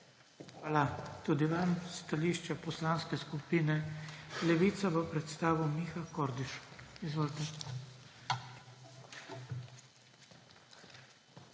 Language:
Slovenian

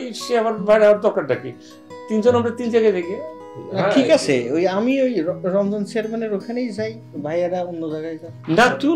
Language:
Bangla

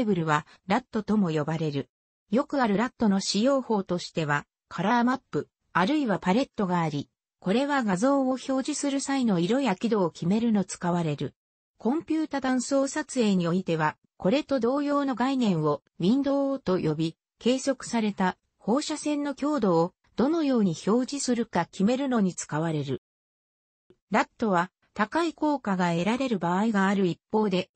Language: Japanese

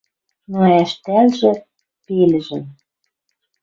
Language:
Western Mari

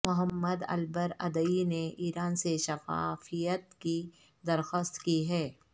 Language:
Urdu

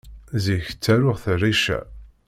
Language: Kabyle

